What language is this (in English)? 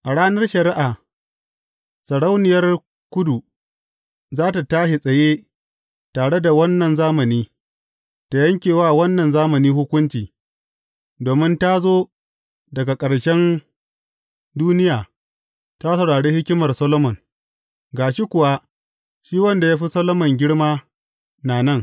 Hausa